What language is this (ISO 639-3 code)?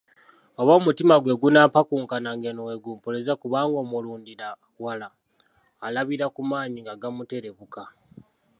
lug